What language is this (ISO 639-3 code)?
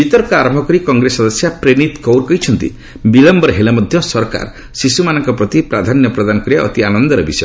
ori